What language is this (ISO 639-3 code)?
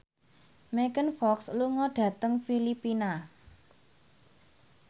jav